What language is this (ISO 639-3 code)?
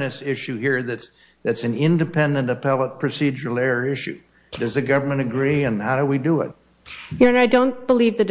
eng